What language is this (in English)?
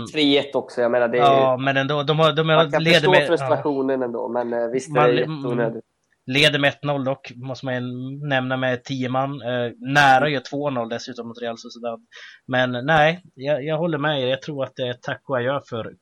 Swedish